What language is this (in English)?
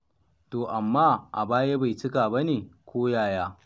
Hausa